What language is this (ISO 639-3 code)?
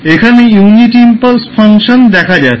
ben